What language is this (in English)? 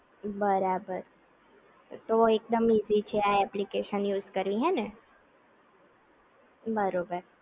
Gujarati